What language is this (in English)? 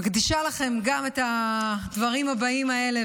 Hebrew